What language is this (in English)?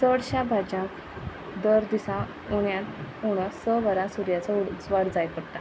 Konkani